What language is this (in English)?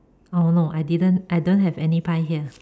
English